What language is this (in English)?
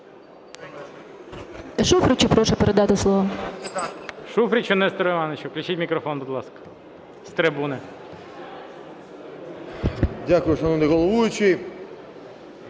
Ukrainian